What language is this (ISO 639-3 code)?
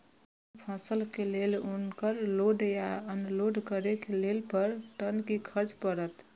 mai